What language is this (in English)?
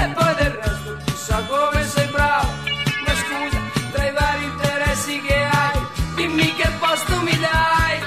Italian